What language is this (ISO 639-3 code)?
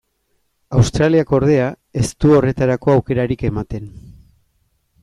eus